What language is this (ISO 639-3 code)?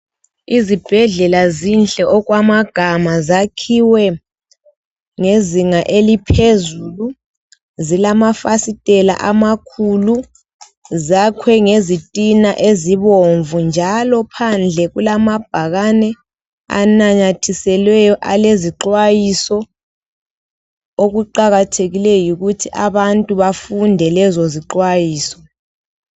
nde